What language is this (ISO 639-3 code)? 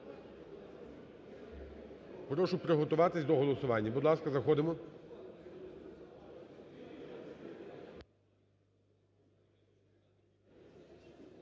ukr